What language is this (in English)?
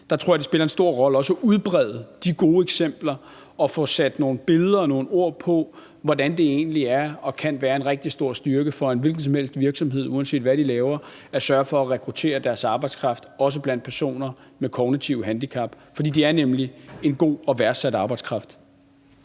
Danish